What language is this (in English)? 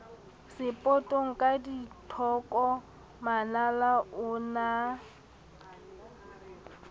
Southern Sotho